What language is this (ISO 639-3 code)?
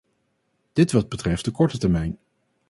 nld